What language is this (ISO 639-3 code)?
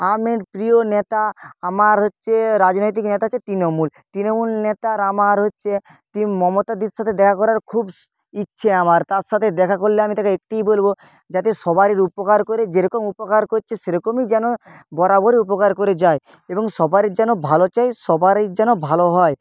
ben